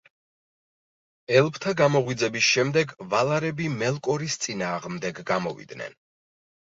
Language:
Georgian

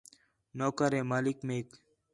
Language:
Khetrani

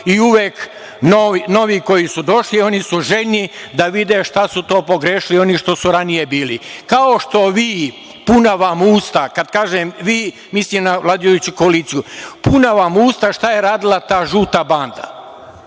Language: Serbian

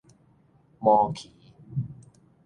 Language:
Min Nan Chinese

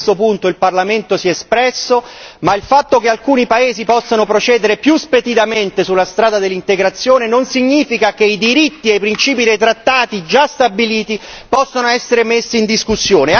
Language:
Italian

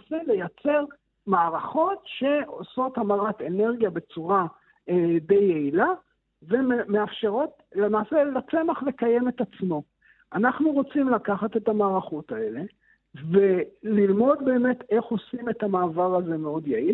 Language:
Hebrew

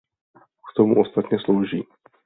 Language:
Czech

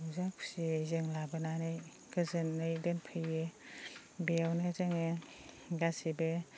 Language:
Bodo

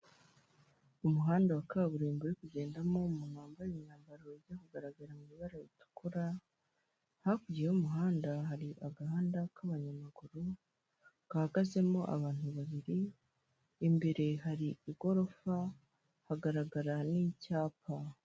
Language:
Kinyarwanda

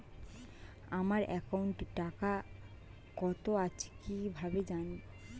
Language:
Bangla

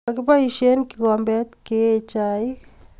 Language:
Kalenjin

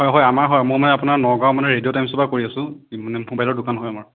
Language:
Assamese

